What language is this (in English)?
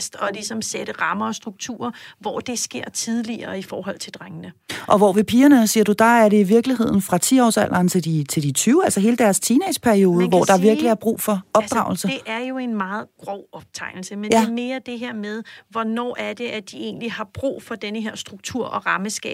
Danish